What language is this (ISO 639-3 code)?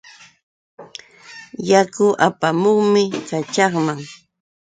qux